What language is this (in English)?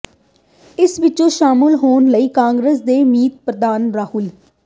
Punjabi